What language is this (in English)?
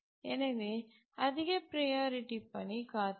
Tamil